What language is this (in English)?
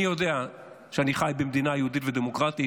Hebrew